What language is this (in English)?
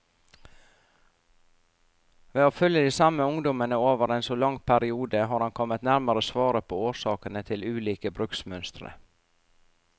Norwegian